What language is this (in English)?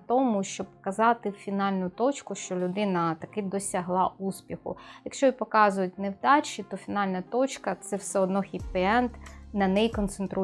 Ukrainian